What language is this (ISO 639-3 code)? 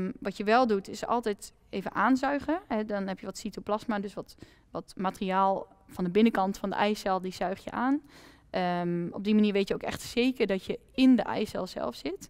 nld